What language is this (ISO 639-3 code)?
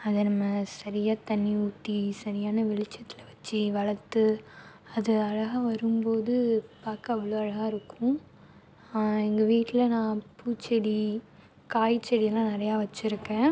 tam